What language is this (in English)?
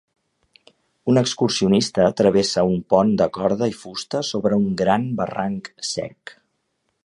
Catalan